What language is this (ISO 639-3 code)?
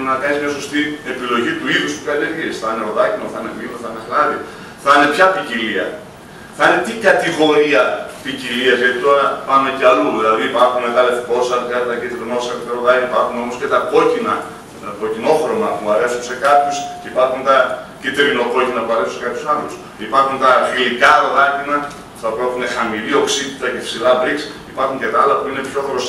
ell